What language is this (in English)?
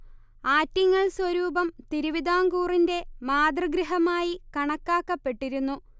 Malayalam